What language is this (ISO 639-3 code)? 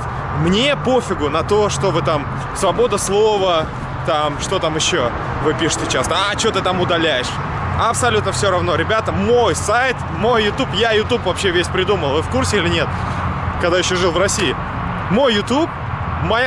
rus